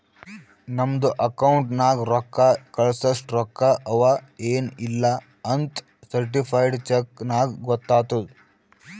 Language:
Kannada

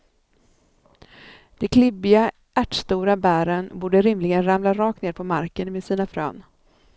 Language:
Swedish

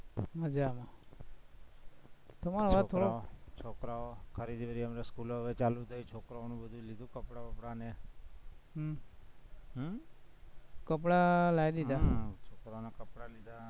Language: Gujarati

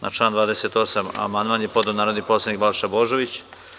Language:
Serbian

